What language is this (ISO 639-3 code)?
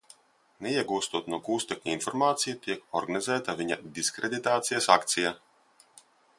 lav